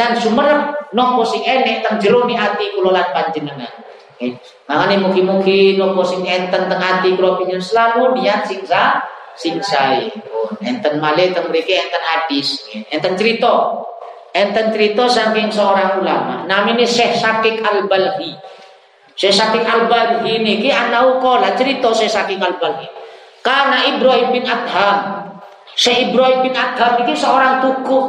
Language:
Indonesian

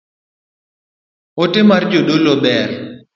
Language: Luo (Kenya and Tanzania)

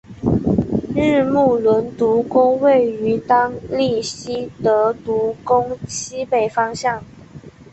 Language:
Chinese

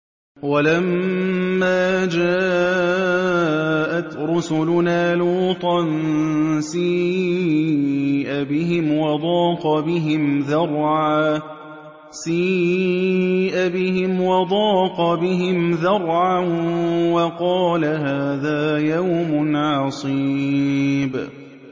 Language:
Arabic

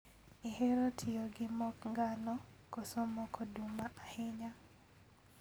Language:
Luo (Kenya and Tanzania)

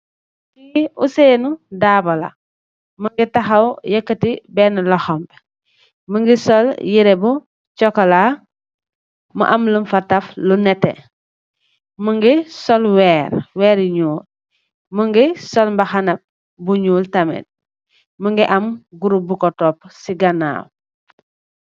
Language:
Wolof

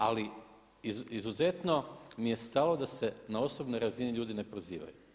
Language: Croatian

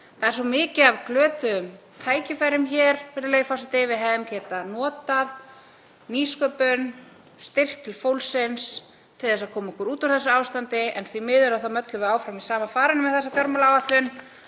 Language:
Icelandic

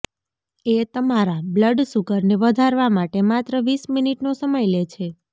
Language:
Gujarati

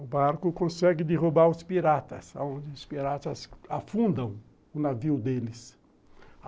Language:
Portuguese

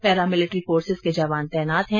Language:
Hindi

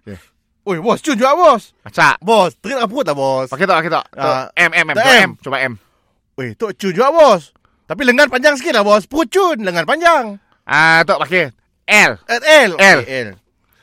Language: Malay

